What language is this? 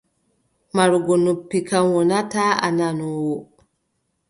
Adamawa Fulfulde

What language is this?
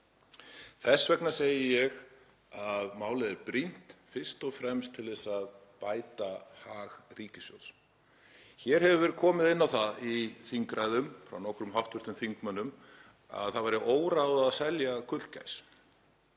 Icelandic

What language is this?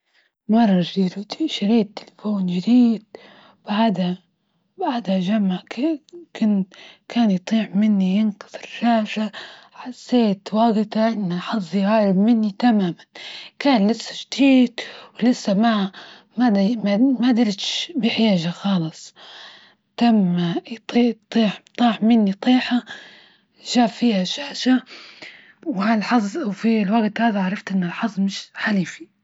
Libyan Arabic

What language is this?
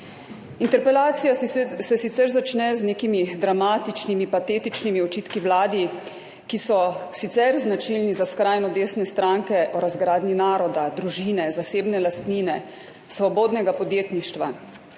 Slovenian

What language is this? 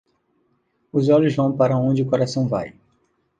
Portuguese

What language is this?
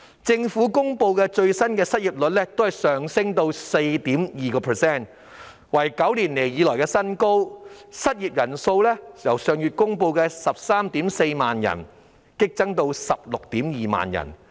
Cantonese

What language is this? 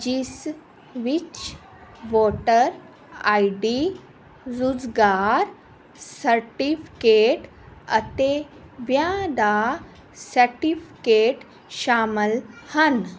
Punjabi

